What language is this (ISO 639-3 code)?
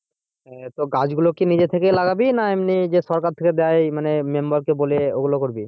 ben